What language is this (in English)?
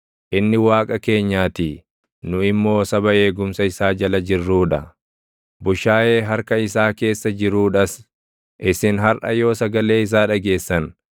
Oromo